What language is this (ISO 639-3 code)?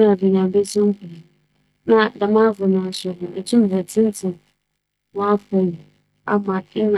aka